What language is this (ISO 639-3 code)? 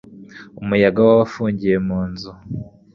kin